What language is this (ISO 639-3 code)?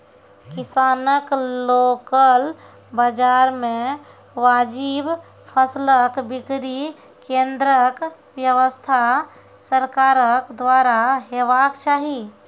mai